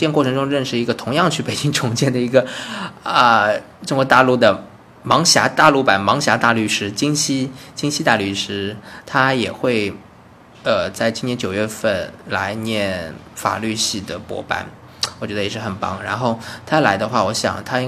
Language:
Chinese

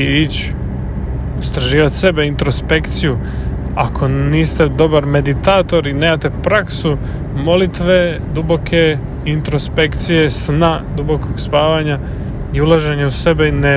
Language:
Croatian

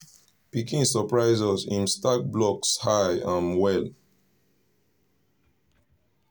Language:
Nigerian Pidgin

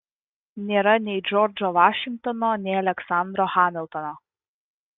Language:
Lithuanian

